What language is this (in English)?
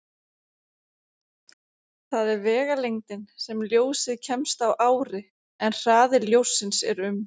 Icelandic